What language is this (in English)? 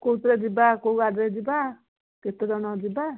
Odia